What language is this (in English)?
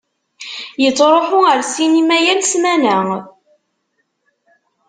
Kabyle